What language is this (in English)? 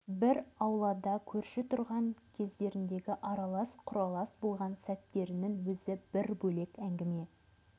Kazakh